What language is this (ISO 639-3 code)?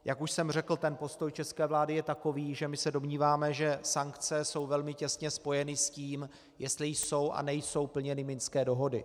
ces